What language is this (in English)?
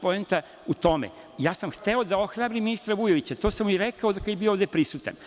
Serbian